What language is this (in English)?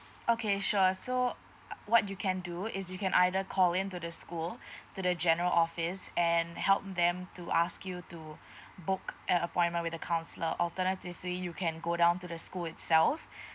English